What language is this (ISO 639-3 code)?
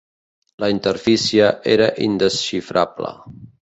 cat